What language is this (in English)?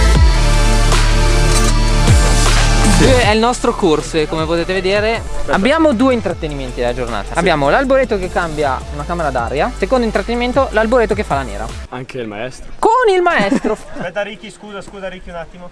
Italian